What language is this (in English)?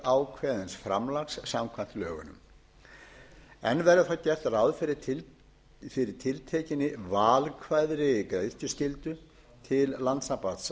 Icelandic